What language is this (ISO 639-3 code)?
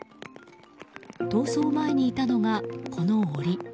jpn